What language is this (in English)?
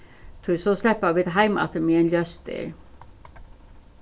Faroese